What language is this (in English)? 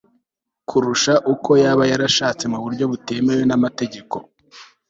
Kinyarwanda